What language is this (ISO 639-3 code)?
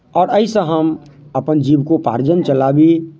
mai